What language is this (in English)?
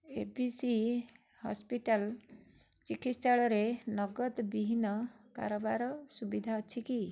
Odia